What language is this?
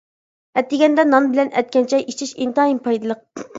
Uyghur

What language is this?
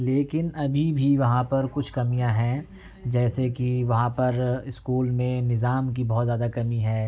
Urdu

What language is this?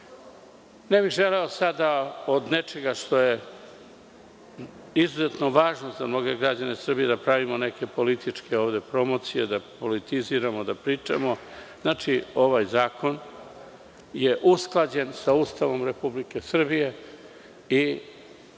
Serbian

